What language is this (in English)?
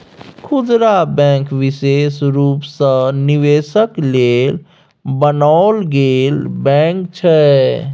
Maithili